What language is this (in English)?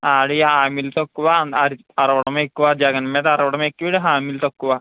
Telugu